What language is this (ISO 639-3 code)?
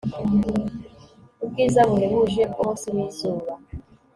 kin